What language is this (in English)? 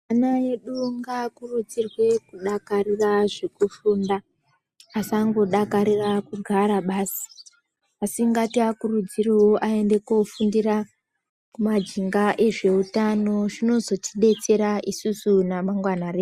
Ndau